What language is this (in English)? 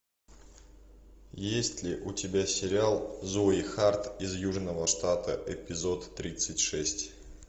Russian